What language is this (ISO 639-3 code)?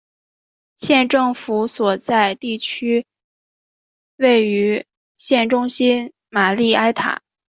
zho